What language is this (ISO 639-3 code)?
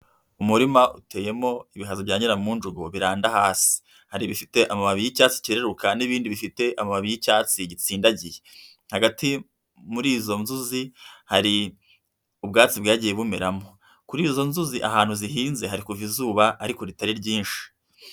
kin